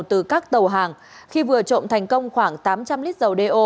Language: Vietnamese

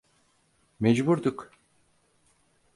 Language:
Turkish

